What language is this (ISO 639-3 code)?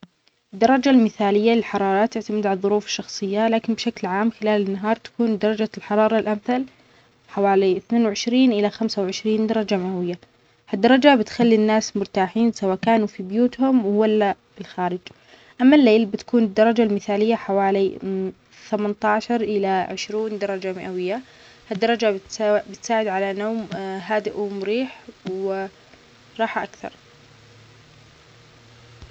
acx